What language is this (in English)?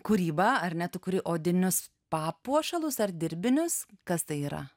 Lithuanian